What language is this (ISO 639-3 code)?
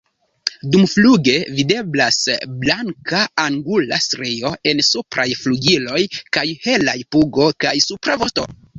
epo